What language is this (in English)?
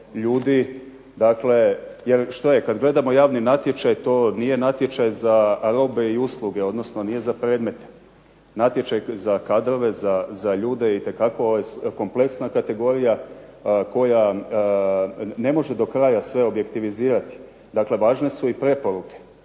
Croatian